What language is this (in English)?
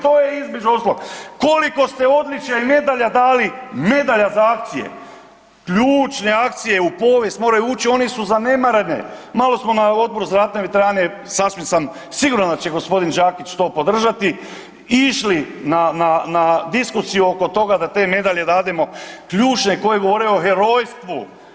Croatian